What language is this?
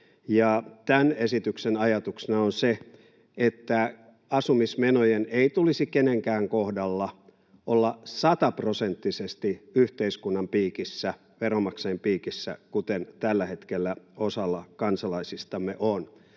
Finnish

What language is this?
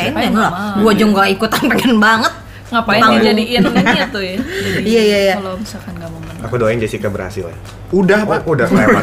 Indonesian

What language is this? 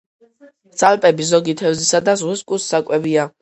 Georgian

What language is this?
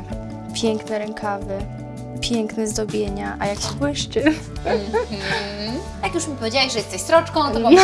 Polish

